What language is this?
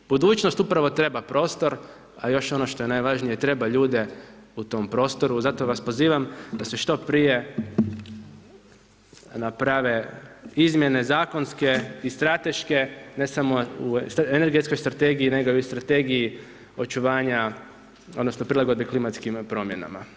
Croatian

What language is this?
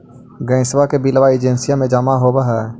Magahi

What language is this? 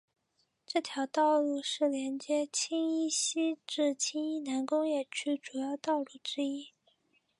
Chinese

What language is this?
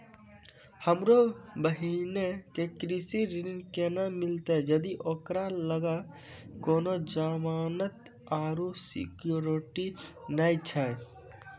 Maithili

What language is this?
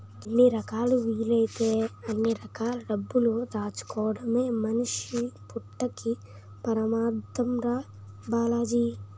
Telugu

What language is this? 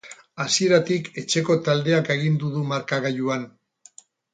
Basque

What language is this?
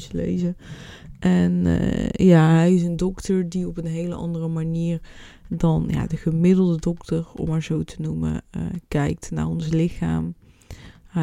Dutch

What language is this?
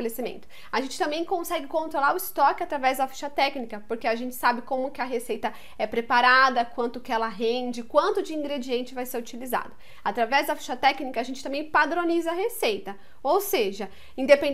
Portuguese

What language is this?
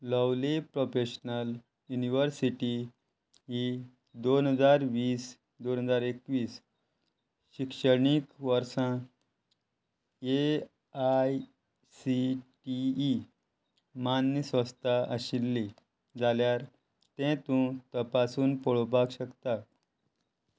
Konkani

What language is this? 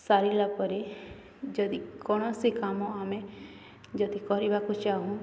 Odia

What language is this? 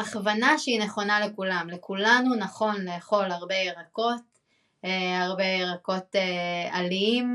Hebrew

